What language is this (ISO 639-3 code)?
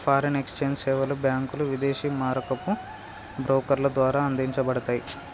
tel